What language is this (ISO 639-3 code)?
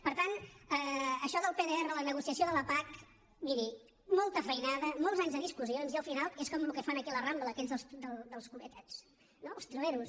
cat